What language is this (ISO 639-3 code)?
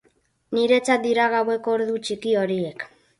eus